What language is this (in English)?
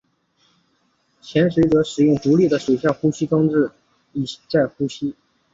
Chinese